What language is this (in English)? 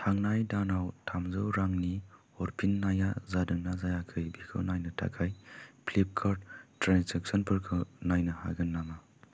Bodo